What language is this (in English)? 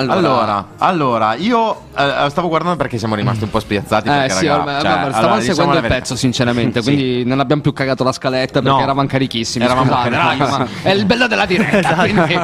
Italian